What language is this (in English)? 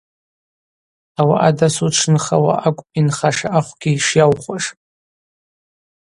Abaza